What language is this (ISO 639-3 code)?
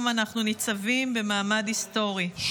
heb